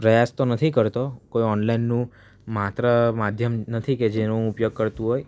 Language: Gujarati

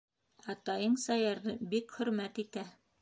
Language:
Bashkir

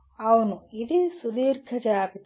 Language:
Telugu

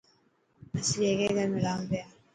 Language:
Dhatki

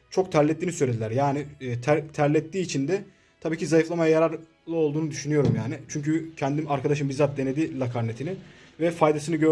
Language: Turkish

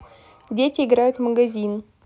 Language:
Russian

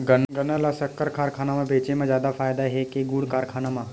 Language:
Chhattisgarhi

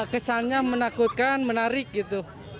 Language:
Indonesian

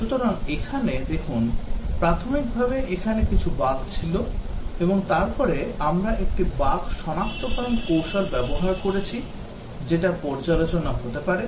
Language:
Bangla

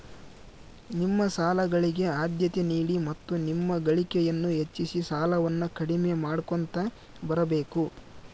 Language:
Kannada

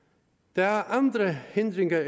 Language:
Danish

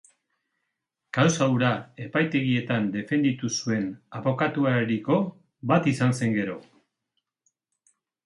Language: Basque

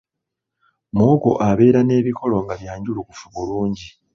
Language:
Ganda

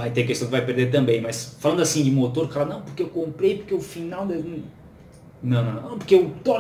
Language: Portuguese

